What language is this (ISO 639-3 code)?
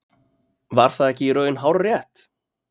isl